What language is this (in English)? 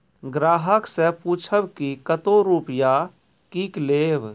Maithili